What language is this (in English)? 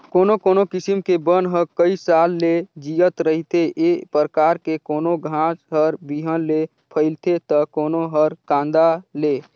Chhattisgarhi